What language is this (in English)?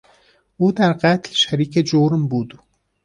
Persian